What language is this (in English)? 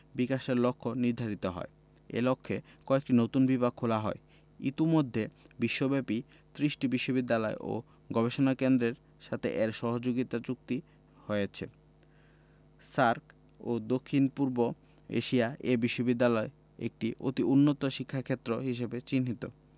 Bangla